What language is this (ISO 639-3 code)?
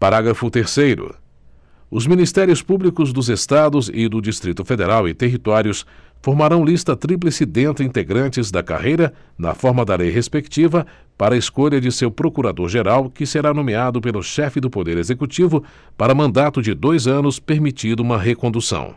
por